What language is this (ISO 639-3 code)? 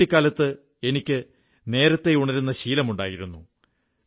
mal